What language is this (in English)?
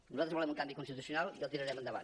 Catalan